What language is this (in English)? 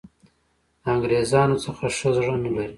Pashto